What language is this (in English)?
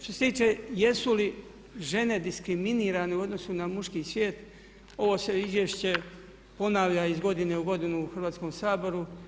Croatian